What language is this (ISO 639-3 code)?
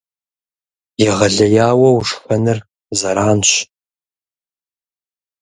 kbd